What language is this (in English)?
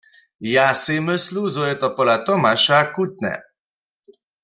Upper Sorbian